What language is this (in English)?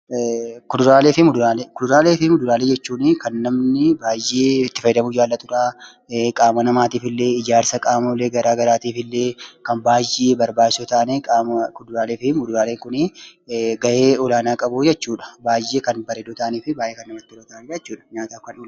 Oromo